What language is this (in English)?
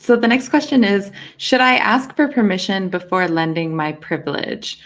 English